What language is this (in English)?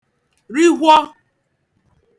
Igbo